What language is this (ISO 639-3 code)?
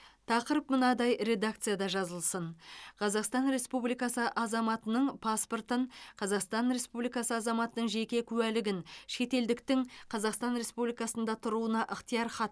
kaz